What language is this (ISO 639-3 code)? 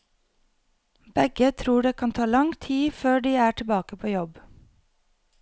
nor